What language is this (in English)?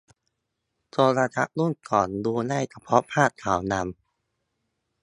Thai